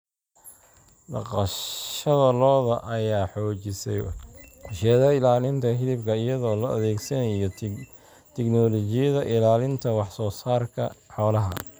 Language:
Somali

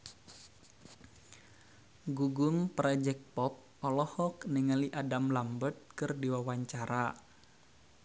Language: Sundanese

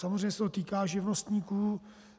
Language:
Czech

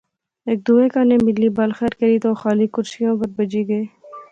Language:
Pahari-Potwari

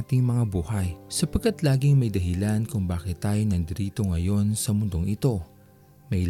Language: Filipino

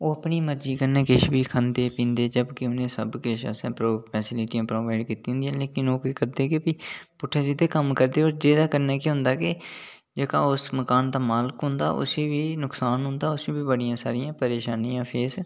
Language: Dogri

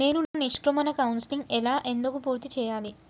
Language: Telugu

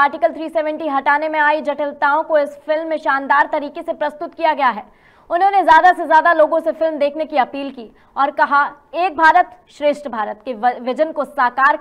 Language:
Hindi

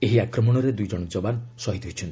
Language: Odia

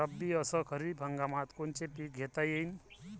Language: Marathi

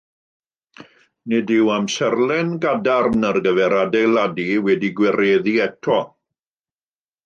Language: Welsh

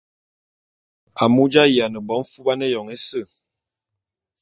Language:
Bulu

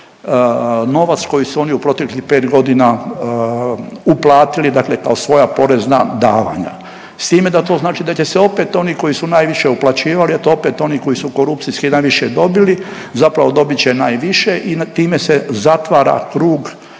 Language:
Croatian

